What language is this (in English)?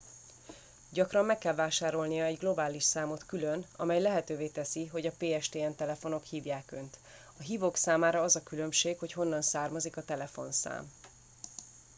Hungarian